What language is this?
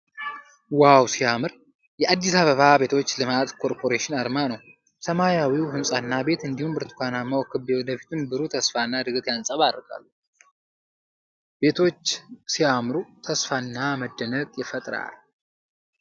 Amharic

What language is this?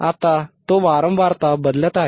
Marathi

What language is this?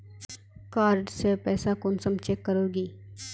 Magahi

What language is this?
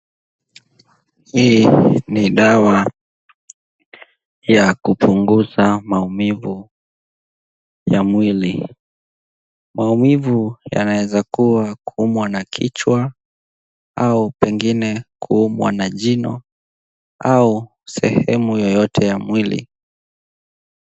Swahili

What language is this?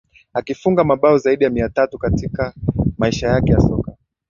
Swahili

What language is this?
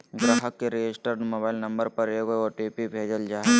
Magahi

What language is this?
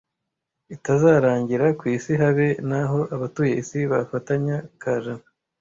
Kinyarwanda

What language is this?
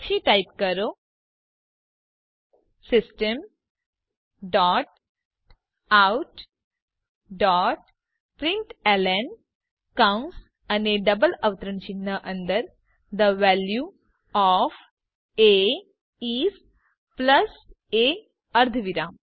Gujarati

